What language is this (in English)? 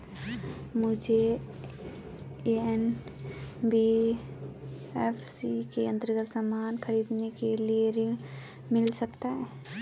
Hindi